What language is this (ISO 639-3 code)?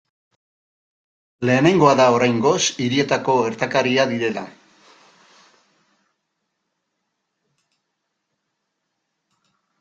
eus